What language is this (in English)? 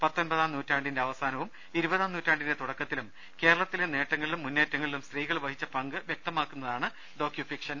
Malayalam